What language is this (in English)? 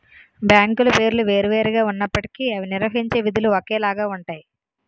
Telugu